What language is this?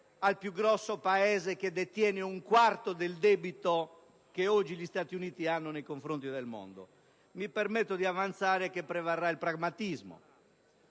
Italian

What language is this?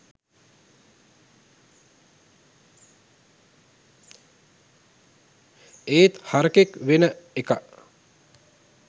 Sinhala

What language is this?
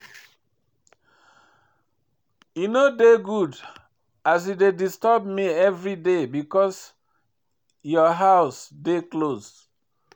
Nigerian Pidgin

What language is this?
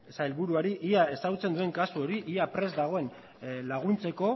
Basque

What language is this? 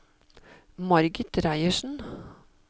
Norwegian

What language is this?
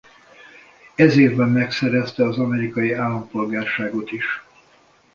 Hungarian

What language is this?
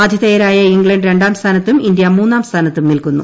Malayalam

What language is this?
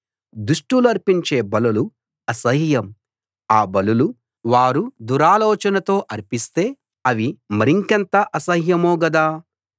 Telugu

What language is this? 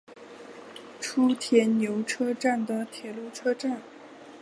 Chinese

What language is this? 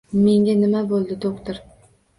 Uzbek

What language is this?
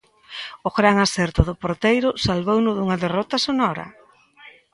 Galician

